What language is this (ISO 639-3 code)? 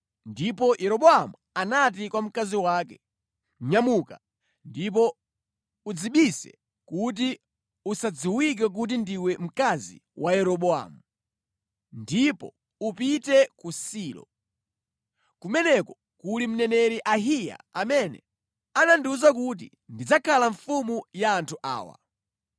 nya